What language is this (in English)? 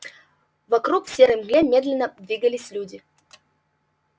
Russian